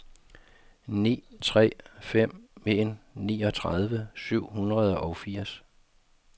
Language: Danish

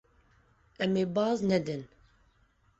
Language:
Kurdish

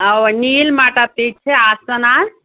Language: Kashmiri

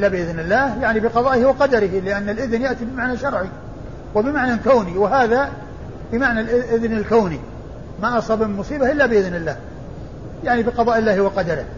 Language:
Arabic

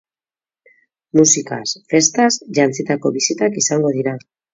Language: Basque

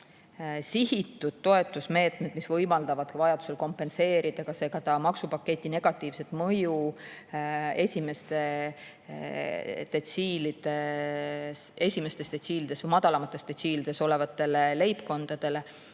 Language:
Estonian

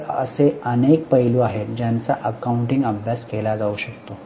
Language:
Marathi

